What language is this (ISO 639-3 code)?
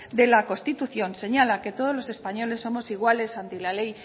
spa